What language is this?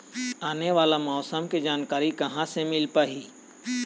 Chhattisgarhi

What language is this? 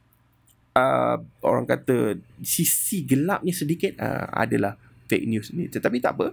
Malay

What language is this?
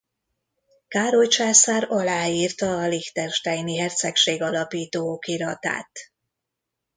Hungarian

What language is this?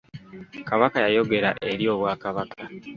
Ganda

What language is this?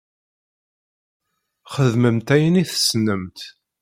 Kabyle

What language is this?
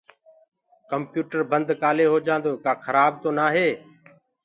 Gurgula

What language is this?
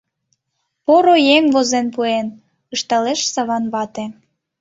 Mari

